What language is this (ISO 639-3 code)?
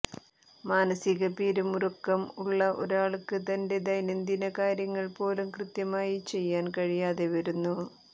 mal